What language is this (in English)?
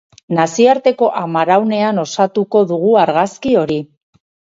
Basque